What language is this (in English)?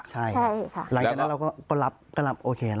Thai